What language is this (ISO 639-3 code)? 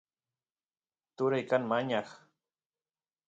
qus